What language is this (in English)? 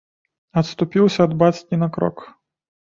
Belarusian